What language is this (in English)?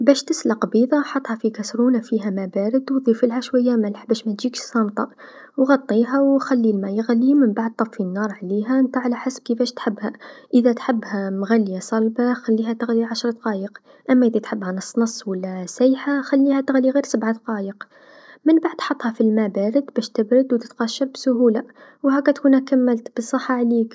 Tunisian Arabic